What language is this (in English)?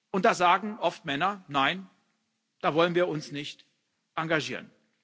German